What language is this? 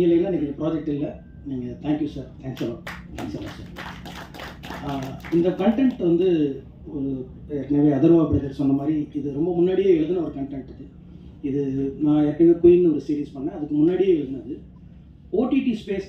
English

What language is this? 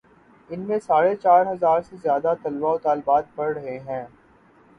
Urdu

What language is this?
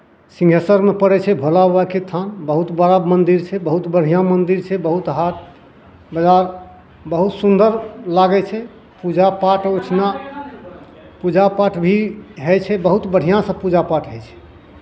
Maithili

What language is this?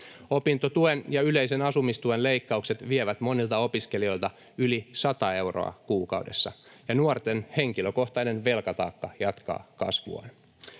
Finnish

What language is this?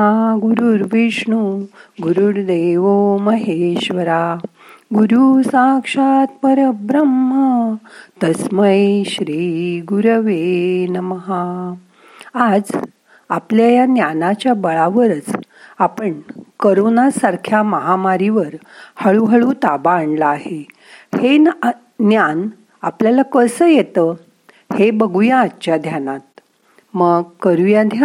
Marathi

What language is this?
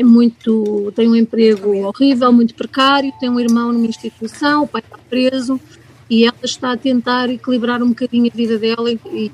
Portuguese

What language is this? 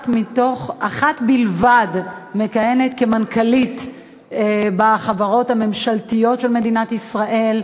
Hebrew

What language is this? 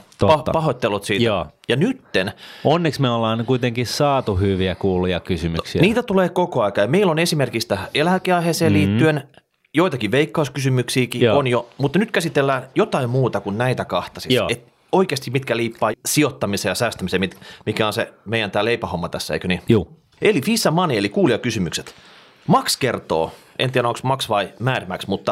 Finnish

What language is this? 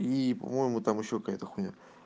Russian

